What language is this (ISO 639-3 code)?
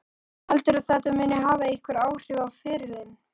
isl